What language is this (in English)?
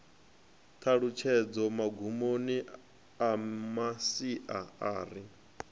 Venda